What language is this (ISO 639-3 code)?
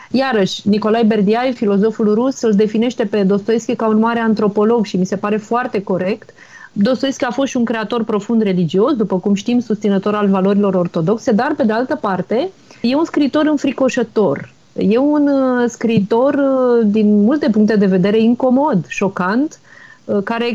ron